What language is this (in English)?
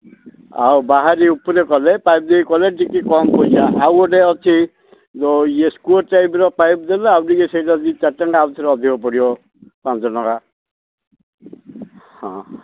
Odia